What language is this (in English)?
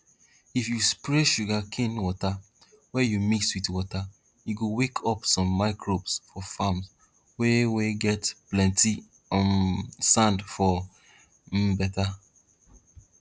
Nigerian Pidgin